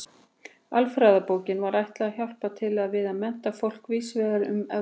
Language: Icelandic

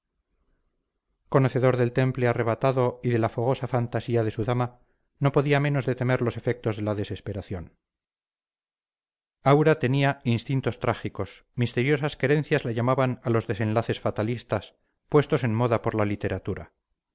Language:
Spanish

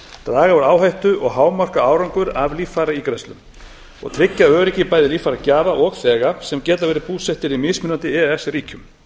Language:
Icelandic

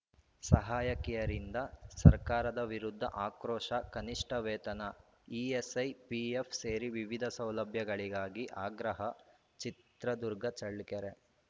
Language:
Kannada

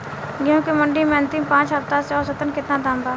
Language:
Bhojpuri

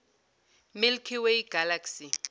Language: Zulu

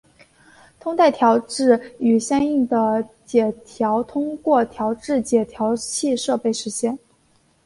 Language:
Chinese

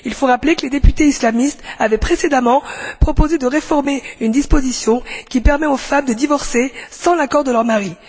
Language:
French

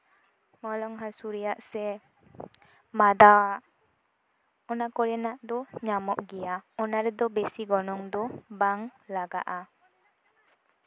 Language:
Santali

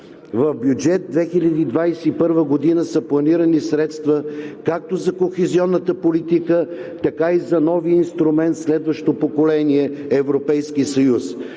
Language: Bulgarian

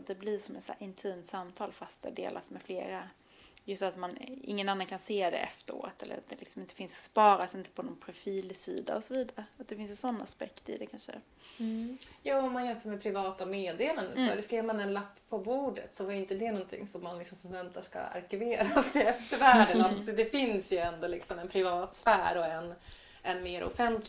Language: Swedish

